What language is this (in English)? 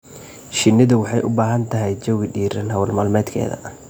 Somali